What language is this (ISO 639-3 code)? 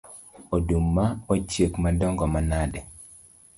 luo